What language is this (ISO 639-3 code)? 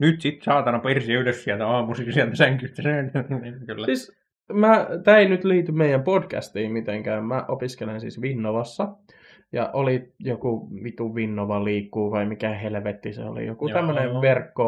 fin